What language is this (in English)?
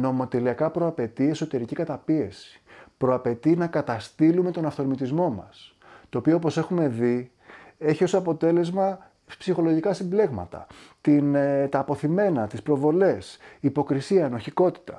Greek